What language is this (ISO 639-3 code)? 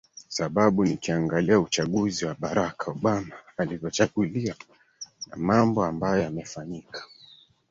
swa